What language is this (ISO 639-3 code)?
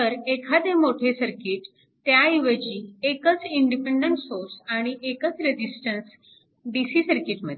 mar